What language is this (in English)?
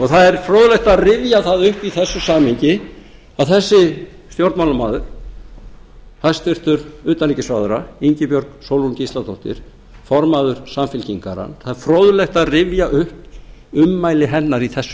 Icelandic